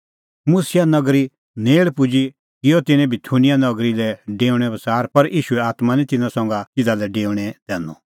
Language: Kullu Pahari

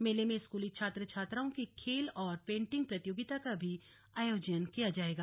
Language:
Hindi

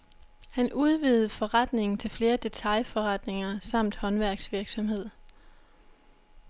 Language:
Danish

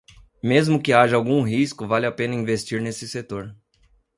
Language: Portuguese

